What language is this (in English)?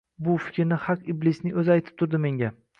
Uzbek